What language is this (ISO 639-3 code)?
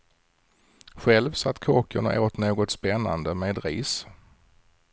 swe